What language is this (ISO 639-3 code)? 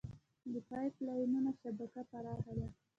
pus